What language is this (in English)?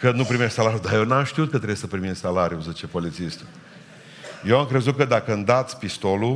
Romanian